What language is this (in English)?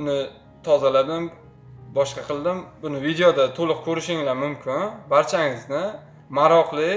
Uzbek